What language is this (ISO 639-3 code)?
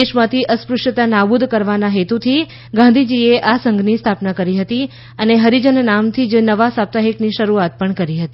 guj